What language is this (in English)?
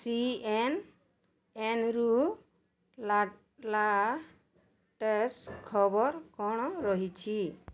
Odia